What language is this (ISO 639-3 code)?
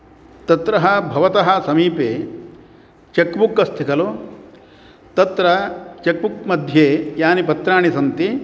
san